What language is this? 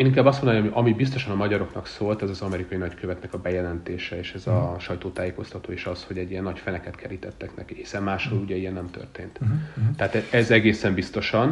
Hungarian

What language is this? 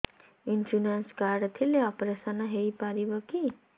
Odia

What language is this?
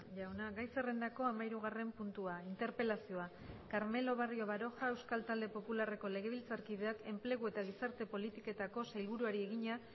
Basque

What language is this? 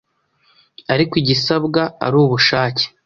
Kinyarwanda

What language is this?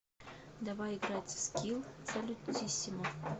Russian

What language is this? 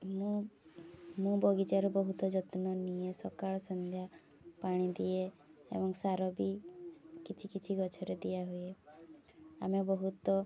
Odia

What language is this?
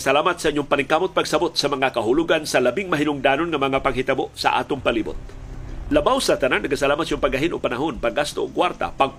Filipino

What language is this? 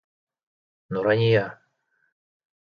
Bashkir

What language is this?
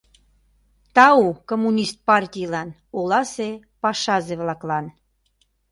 Mari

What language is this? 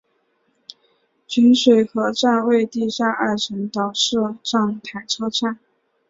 Chinese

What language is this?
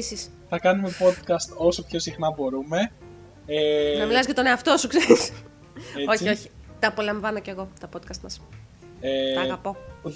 Greek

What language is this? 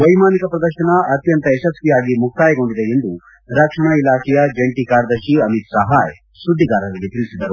Kannada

